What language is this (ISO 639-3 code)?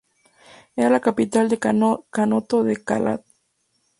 spa